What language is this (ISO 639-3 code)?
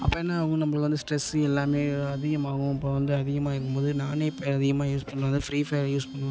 tam